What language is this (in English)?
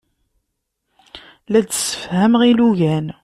Kabyle